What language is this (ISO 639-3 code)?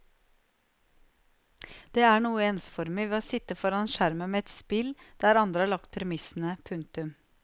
nor